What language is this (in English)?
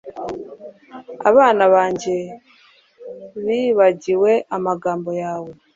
Kinyarwanda